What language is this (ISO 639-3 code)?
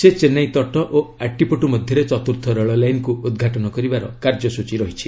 ori